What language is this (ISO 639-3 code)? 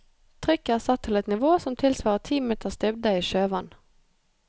nor